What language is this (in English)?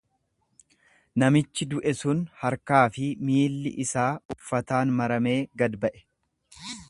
Oromo